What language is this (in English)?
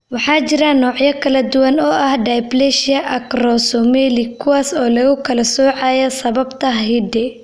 Somali